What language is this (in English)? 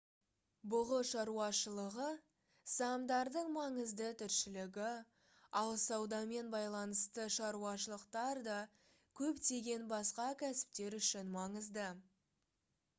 Kazakh